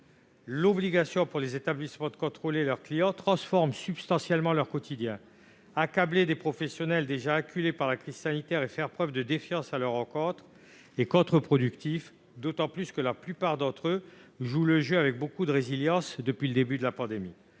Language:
French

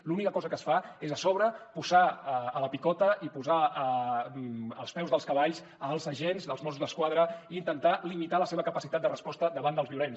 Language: Catalan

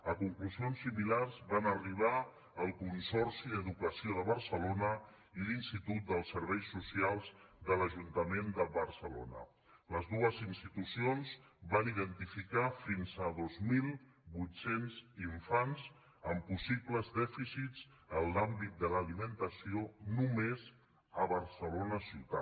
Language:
Catalan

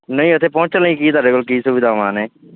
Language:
Punjabi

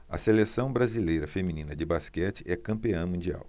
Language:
Portuguese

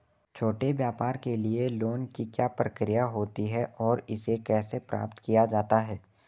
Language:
Hindi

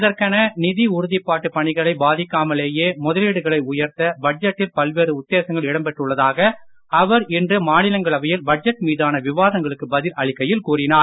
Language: Tamil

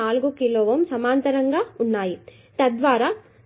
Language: Telugu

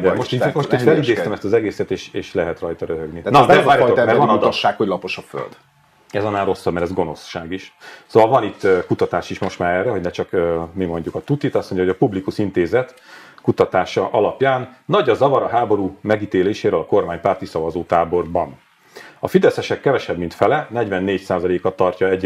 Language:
Hungarian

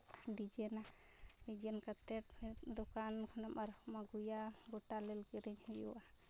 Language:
Santali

